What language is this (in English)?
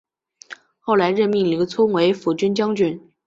Chinese